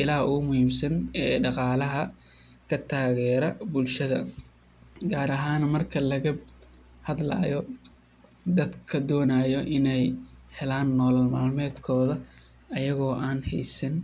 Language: Somali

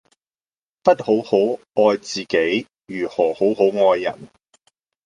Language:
Cantonese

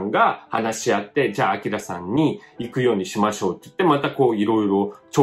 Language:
Japanese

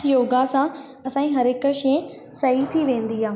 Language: Sindhi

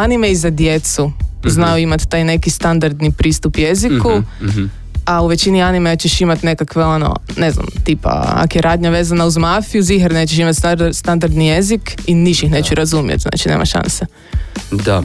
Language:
Croatian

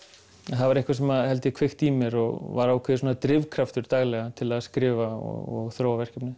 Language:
Icelandic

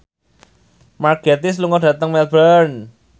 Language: Javanese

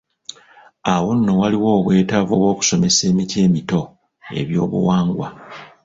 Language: Ganda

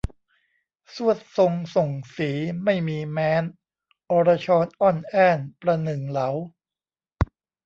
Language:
Thai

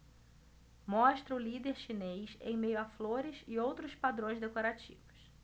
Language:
Portuguese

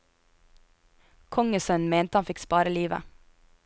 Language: Norwegian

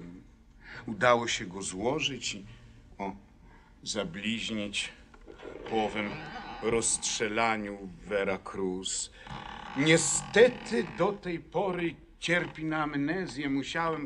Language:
Polish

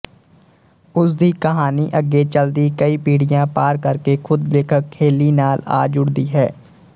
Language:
Punjabi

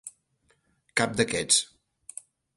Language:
Catalan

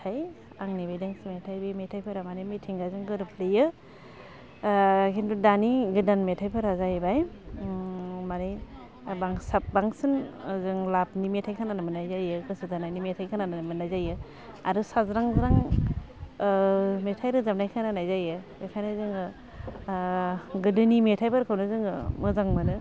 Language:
Bodo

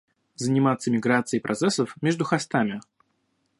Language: Russian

